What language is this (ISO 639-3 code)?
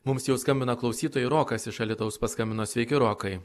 lit